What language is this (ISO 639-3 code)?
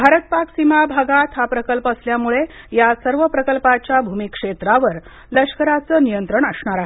mar